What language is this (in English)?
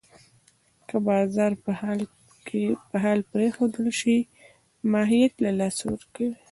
Pashto